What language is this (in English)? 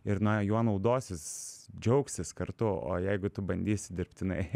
Lithuanian